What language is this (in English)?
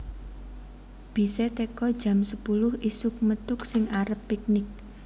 Javanese